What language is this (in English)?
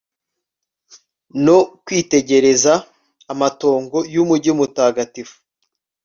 Kinyarwanda